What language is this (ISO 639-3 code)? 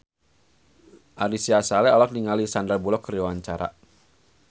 sun